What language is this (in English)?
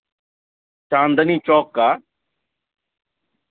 Urdu